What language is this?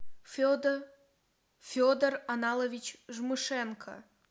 Russian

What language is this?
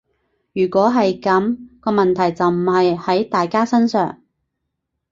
Cantonese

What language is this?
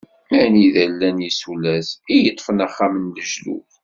Kabyle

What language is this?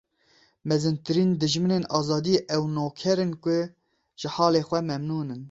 Kurdish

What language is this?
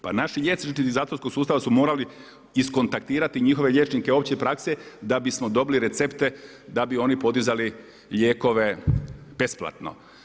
Croatian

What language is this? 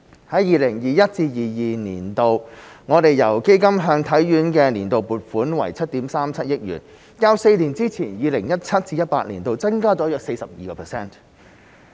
Cantonese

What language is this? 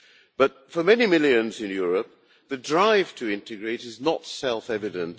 English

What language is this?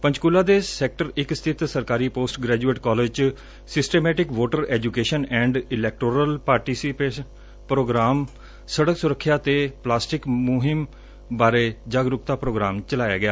Punjabi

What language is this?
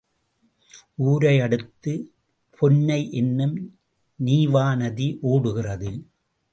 Tamil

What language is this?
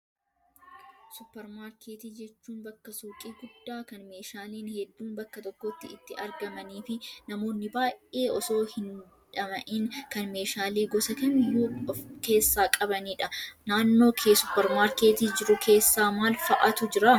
Oromo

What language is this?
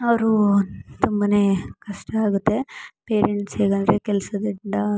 Kannada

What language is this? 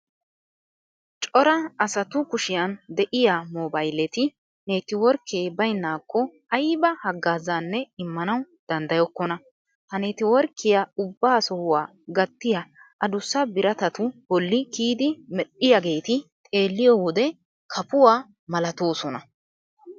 Wolaytta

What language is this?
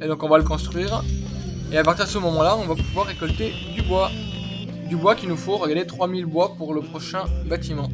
French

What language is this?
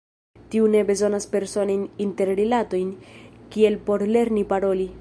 Esperanto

